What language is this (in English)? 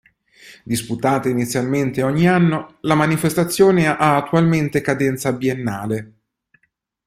Italian